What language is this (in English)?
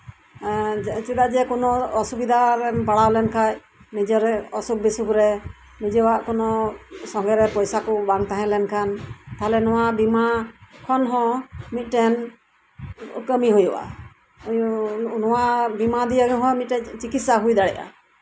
Santali